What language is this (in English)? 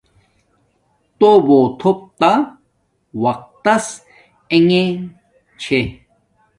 Domaaki